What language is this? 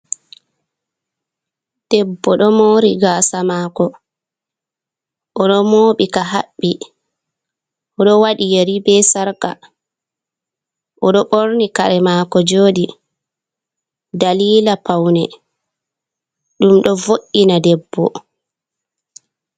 Fula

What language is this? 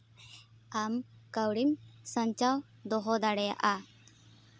Santali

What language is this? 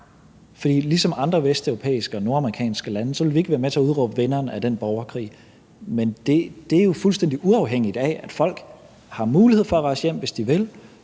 Danish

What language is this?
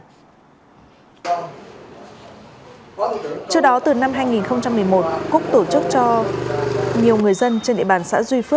Vietnamese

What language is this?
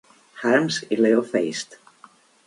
Catalan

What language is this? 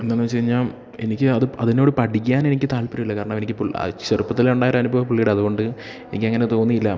Malayalam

